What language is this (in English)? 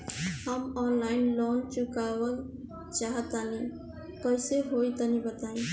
Bhojpuri